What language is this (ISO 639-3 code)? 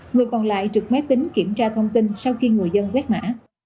vie